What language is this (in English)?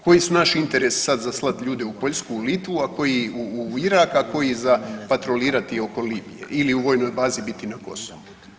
Croatian